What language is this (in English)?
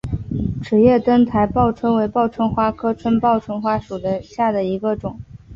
Chinese